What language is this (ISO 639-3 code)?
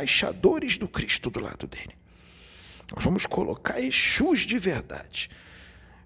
por